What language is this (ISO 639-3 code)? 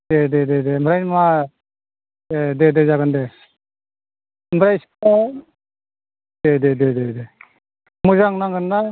brx